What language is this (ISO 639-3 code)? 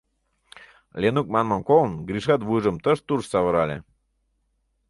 chm